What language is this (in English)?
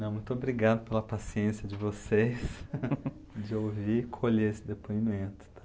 Portuguese